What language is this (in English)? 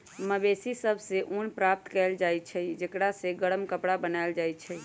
Magahi